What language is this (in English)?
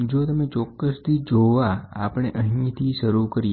Gujarati